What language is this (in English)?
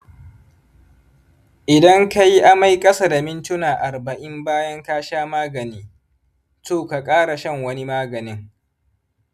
Hausa